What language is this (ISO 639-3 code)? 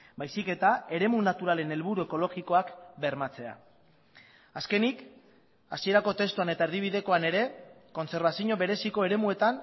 eus